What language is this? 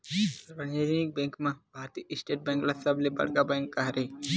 Chhattisgarhi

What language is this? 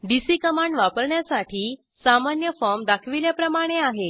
Marathi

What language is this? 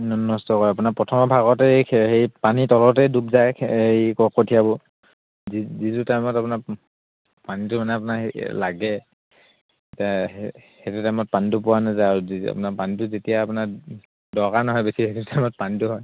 Assamese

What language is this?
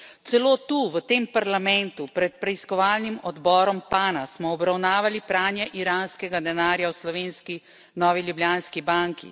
Slovenian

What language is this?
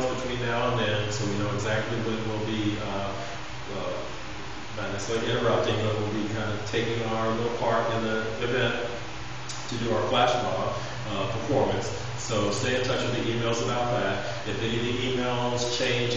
English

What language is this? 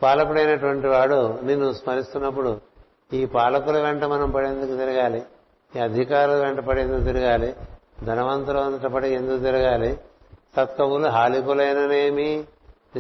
Telugu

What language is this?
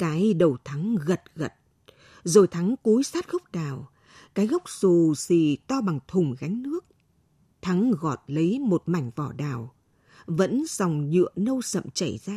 Vietnamese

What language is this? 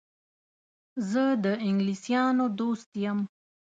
Pashto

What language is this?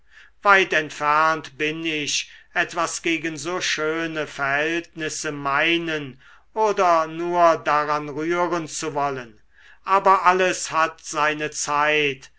German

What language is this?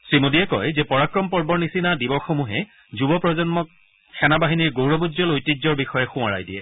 Assamese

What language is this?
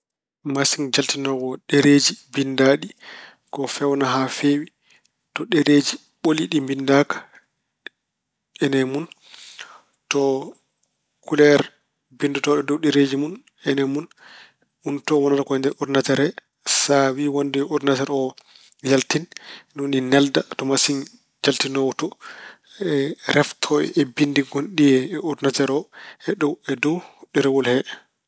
Fula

